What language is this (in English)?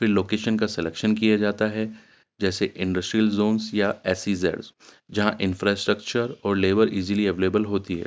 Urdu